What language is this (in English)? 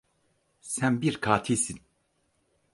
Turkish